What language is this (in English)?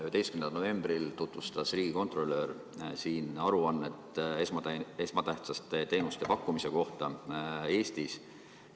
Estonian